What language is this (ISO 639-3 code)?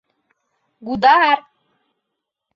chm